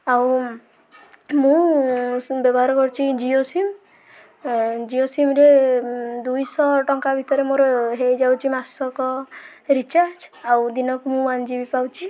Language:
Odia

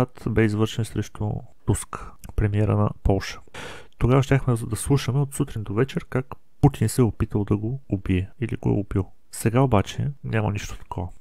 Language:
Bulgarian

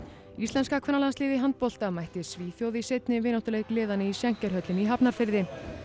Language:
Icelandic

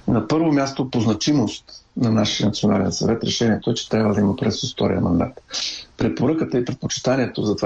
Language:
Bulgarian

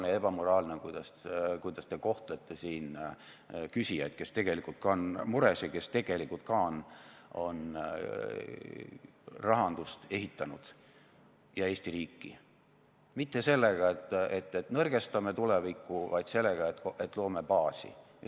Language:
Estonian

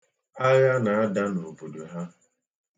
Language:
Igbo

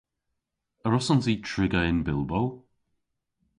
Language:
Cornish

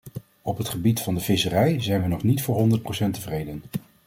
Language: Dutch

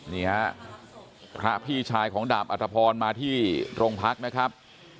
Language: Thai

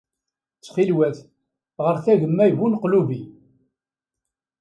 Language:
Kabyle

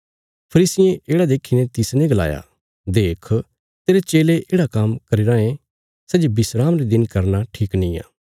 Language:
Bilaspuri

